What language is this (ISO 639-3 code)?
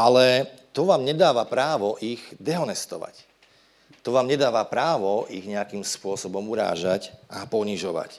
slk